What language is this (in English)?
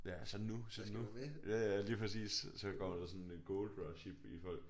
Danish